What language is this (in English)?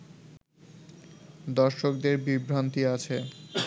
Bangla